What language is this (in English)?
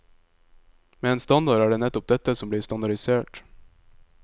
Norwegian